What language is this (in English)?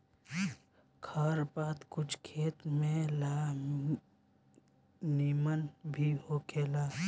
Bhojpuri